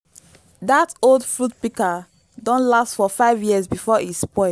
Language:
Nigerian Pidgin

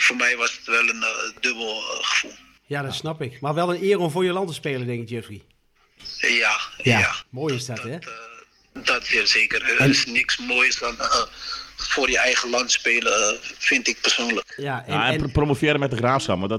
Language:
Dutch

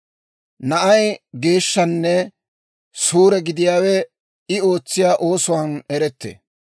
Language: Dawro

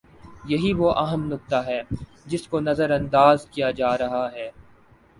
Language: Urdu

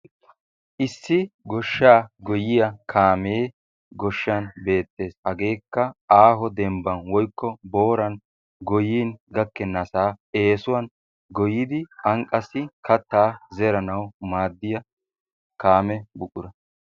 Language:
Wolaytta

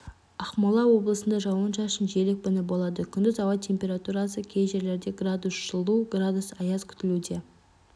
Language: Kazakh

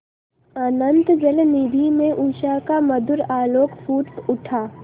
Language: Hindi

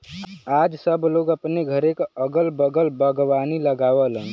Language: Bhojpuri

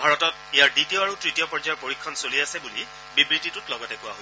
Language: Assamese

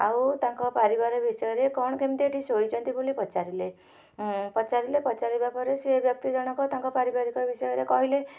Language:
Odia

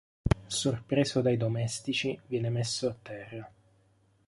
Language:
Italian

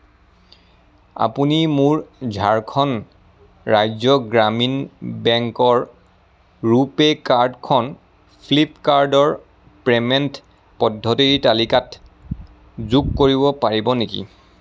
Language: Assamese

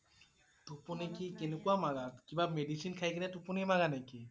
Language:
Assamese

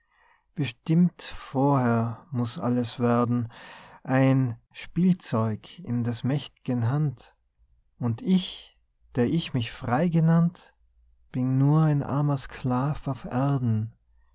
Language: German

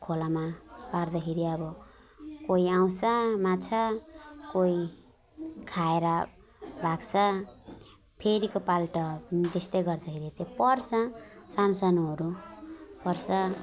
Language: Nepali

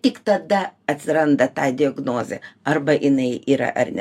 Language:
Lithuanian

